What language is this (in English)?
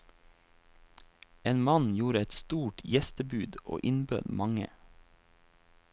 Norwegian